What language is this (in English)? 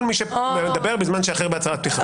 Hebrew